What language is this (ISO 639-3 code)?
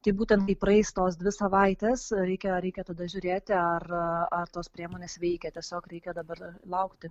lit